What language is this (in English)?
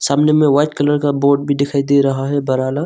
Hindi